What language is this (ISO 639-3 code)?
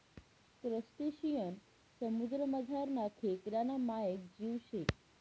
mar